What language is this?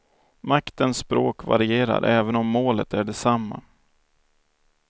Swedish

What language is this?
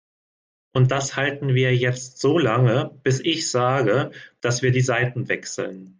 German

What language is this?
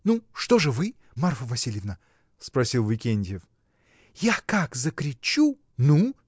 Russian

